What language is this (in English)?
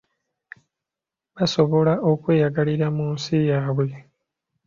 Ganda